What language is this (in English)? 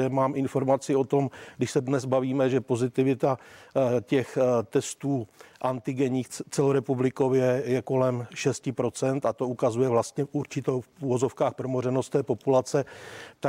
Czech